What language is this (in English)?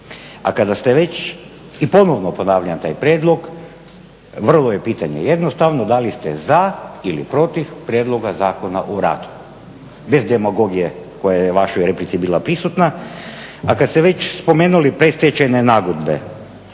Croatian